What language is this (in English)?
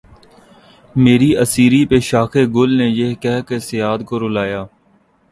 Urdu